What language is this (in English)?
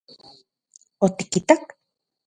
Central Puebla Nahuatl